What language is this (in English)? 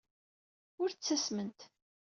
Kabyle